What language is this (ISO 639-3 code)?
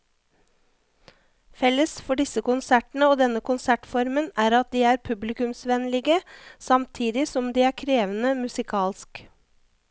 nor